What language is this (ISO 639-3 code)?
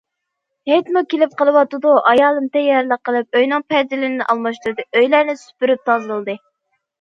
uig